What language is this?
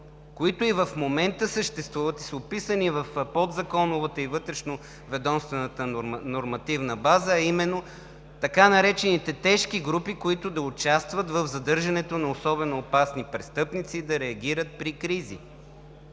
Bulgarian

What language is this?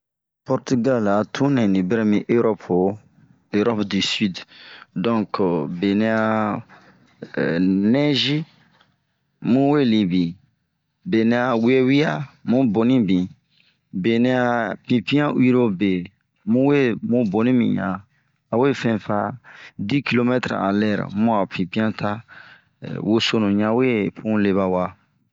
Bomu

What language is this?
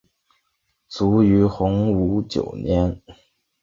Chinese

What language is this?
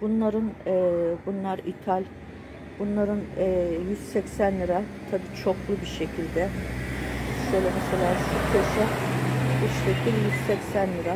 Turkish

